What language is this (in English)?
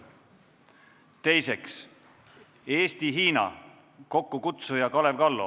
Estonian